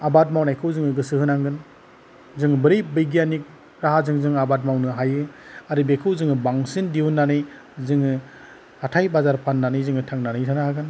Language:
Bodo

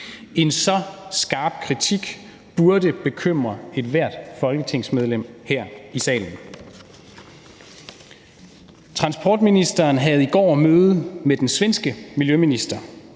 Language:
Danish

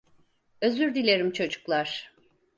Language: Turkish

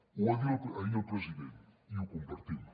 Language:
Catalan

